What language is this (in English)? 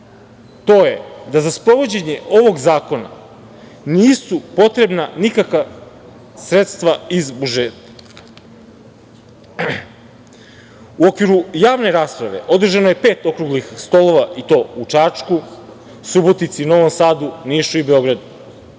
Serbian